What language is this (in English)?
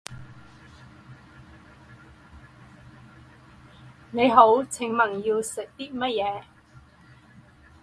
Chinese